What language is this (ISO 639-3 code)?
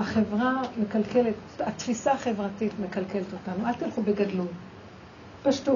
heb